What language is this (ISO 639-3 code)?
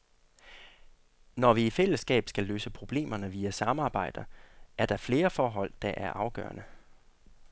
dan